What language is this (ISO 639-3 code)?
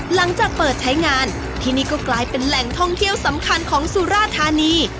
tha